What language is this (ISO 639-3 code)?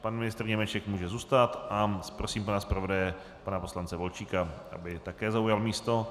ces